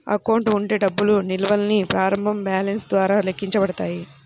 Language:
Telugu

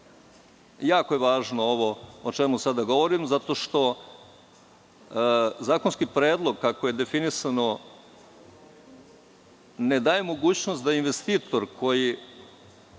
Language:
Serbian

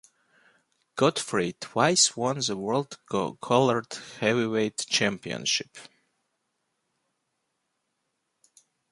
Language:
English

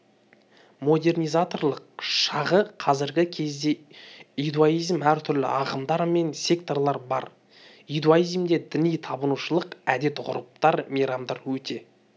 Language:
Kazakh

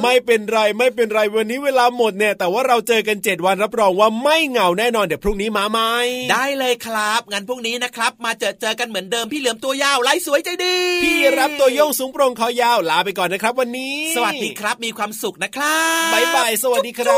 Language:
Thai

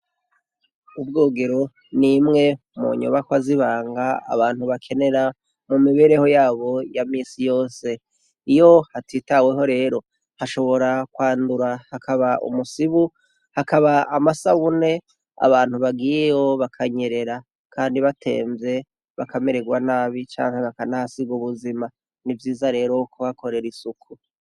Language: Rundi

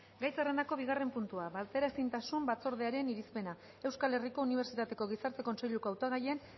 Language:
Basque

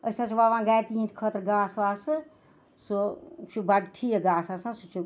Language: Kashmiri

